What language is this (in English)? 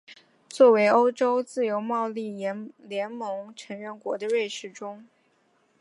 Chinese